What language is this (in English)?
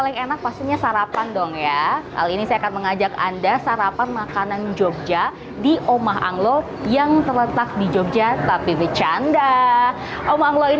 Indonesian